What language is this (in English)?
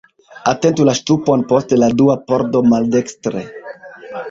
Esperanto